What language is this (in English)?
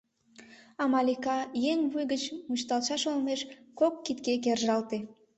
Mari